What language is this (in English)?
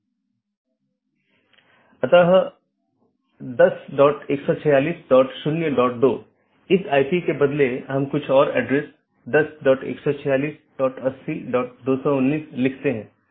Hindi